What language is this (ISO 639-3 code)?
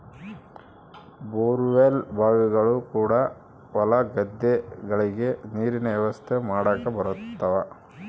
kan